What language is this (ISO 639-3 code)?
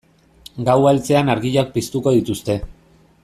eus